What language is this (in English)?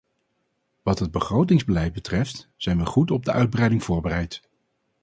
Dutch